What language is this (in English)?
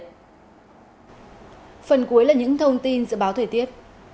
Vietnamese